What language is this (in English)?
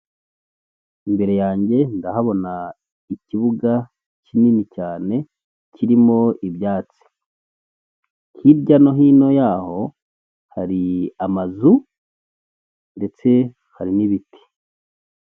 Kinyarwanda